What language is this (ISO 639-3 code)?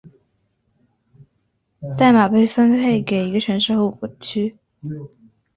zho